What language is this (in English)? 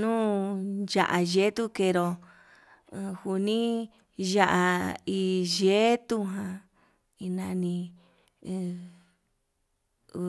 Yutanduchi Mixtec